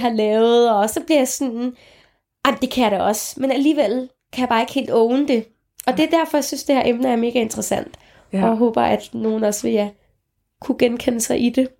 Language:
Danish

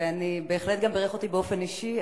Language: Hebrew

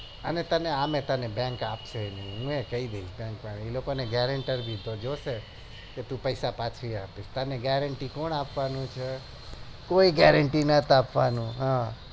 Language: Gujarati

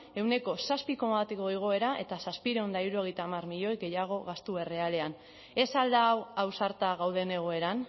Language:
Basque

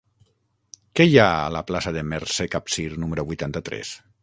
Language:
Catalan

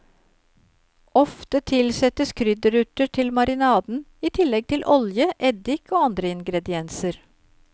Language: Norwegian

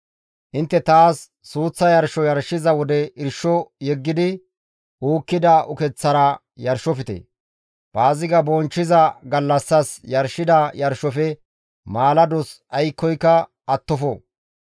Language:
Gamo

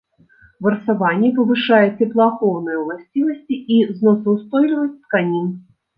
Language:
Belarusian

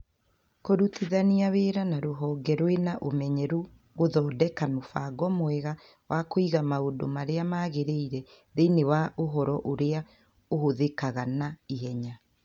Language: Kikuyu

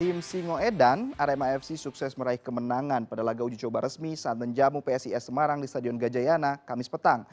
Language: Indonesian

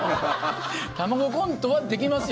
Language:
Japanese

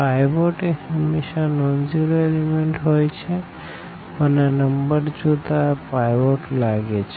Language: Gujarati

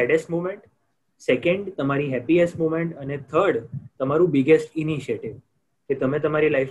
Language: Gujarati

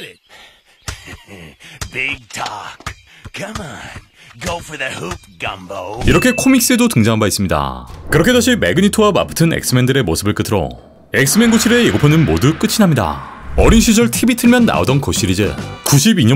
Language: Korean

